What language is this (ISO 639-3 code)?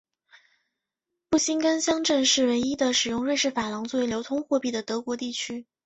zho